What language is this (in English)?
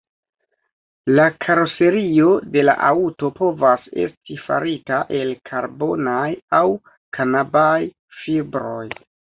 Esperanto